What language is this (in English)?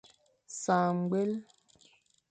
Fang